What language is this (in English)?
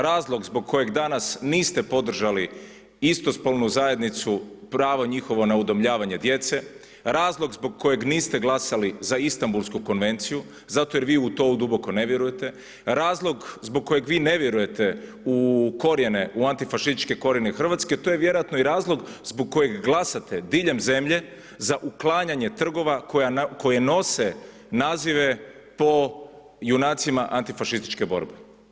Croatian